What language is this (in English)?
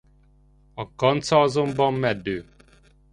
Hungarian